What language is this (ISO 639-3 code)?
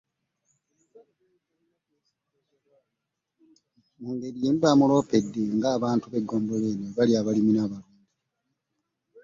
lug